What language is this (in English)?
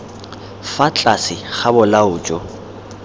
Tswana